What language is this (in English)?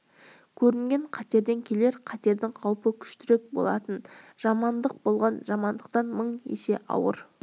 Kazakh